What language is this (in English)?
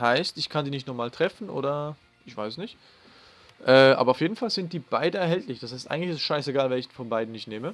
German